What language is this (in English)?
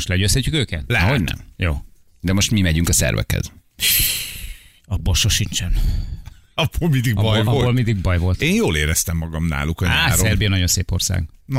Hungarian